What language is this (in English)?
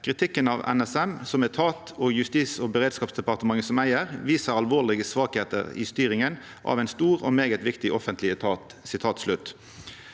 Norwegian